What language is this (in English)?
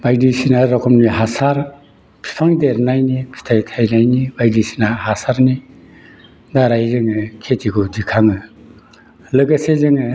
Bodo